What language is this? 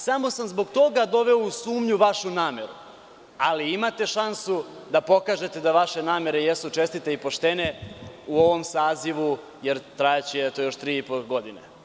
Serbian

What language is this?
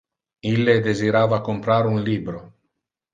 Interlingua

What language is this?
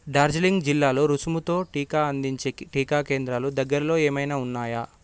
Telugu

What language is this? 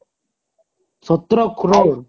Odia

